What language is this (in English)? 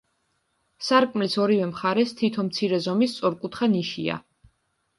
Georgian